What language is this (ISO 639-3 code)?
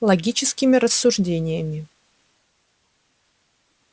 rus